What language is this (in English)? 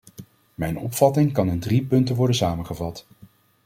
Dutch